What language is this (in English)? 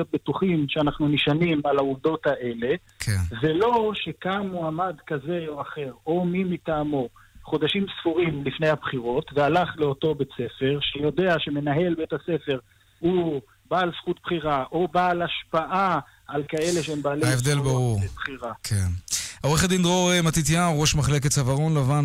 Hebrew